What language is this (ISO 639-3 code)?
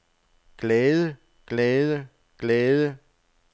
dan